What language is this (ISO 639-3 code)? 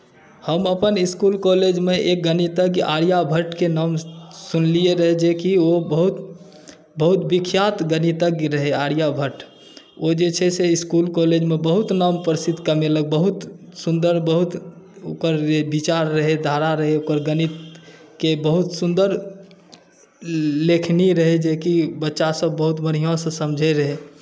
mai